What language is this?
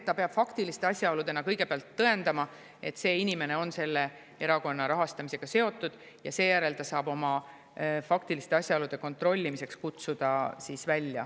Estonian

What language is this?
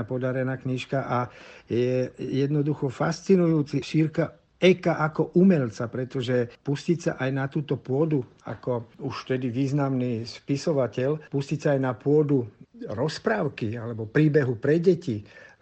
Slovak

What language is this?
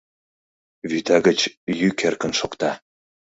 Mari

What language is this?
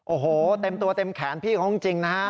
Thai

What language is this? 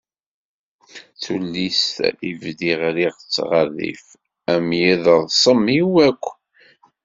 Kabyle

